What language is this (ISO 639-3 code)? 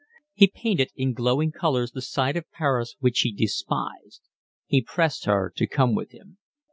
eng